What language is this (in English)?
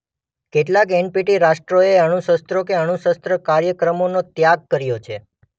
Gujarati